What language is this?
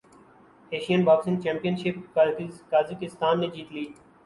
Urdu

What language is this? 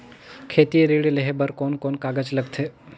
Chhattisgarhi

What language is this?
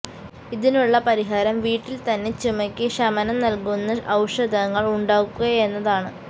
Malayalam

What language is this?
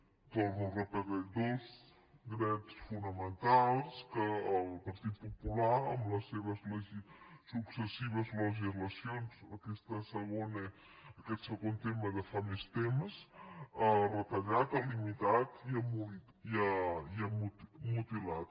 Catalan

